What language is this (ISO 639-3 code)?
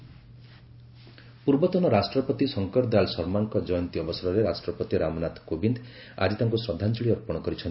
ori